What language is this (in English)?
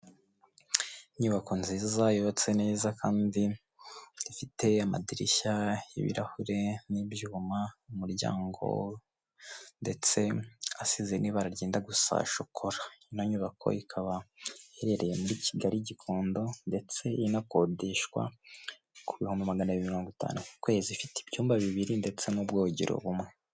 Kinyarwanda